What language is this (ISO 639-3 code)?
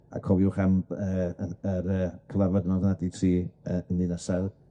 cym